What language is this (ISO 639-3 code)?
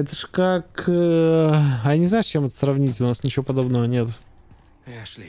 rus